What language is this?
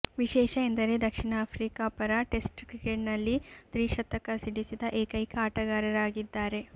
Kannada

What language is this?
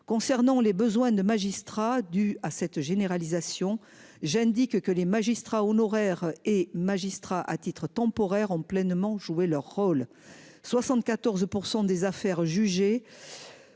French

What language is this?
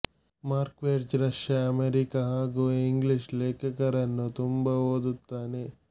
Kannada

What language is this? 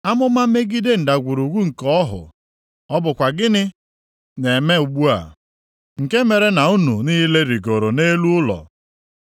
Igbo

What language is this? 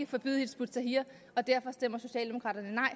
Danish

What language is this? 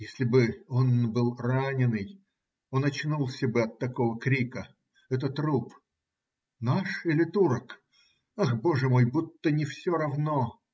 Russian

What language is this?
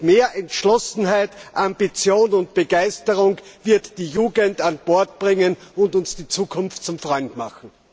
German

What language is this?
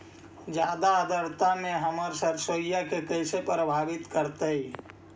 Magahi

